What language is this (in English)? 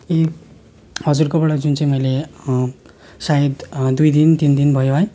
Nepali